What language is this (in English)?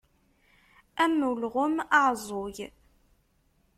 Kabyle